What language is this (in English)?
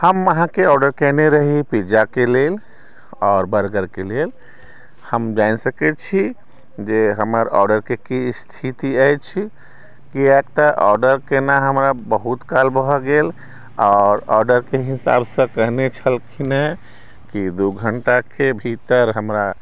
Maithili